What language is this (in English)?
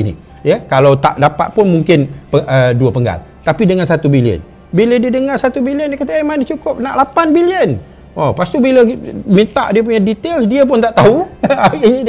Malay